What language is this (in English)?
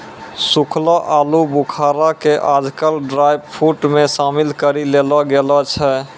Maithili